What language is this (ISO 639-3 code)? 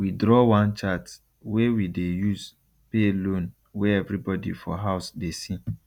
pcm